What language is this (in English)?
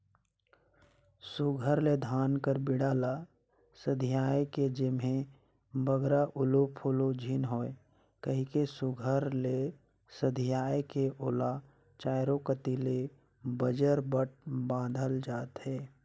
Chhattisgarhi